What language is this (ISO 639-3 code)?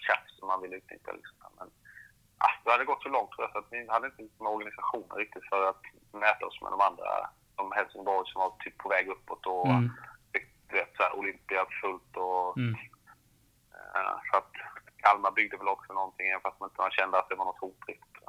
swe